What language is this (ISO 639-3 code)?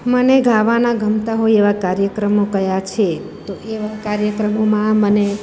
guj